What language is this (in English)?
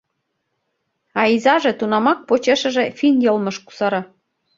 Mari